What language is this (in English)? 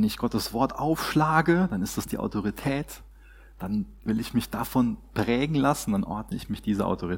German